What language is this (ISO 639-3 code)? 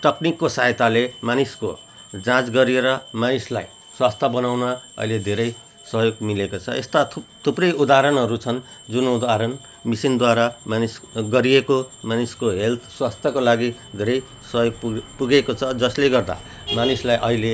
nep